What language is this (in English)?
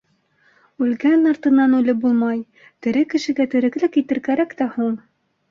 Bashkir